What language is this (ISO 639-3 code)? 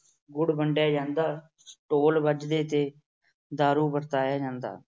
pan